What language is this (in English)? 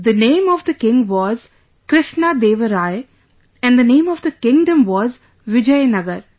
English